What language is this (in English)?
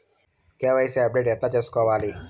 Telugu